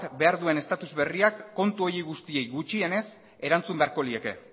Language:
Basque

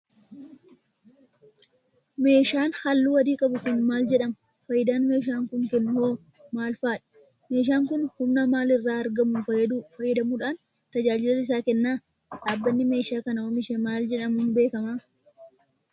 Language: Oromo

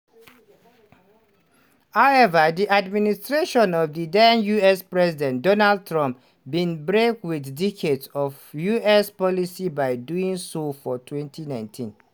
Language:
Nigerian Pidgin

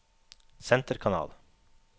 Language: Norwegian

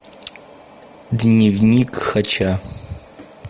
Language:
Russian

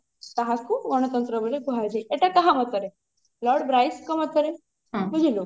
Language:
Odia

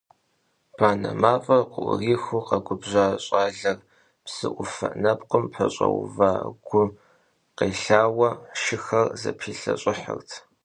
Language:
Kabardian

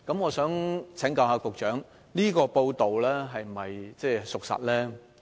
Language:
Cantonese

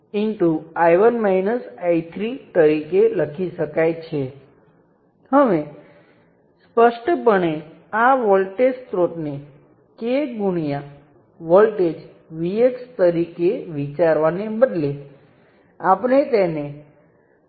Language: Gujarati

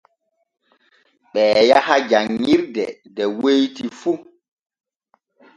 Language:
Borgu Fulfulde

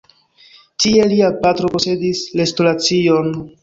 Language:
Esperanto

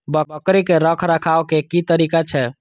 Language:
Maithili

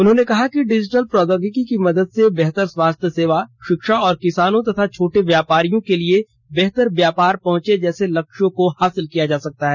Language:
Hindi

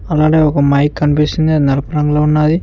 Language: Telugu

